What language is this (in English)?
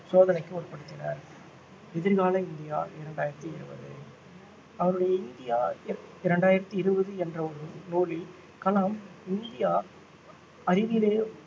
Tamil